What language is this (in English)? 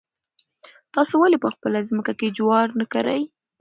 Pashto